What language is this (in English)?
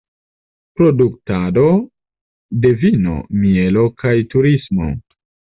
Esperanto